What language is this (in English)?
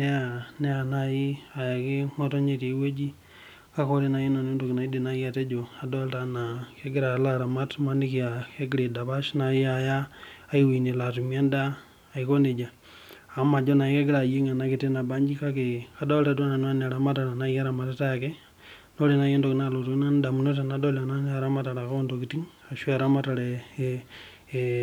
Masai